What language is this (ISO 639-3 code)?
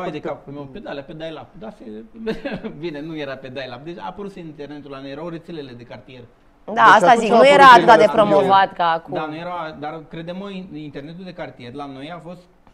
ron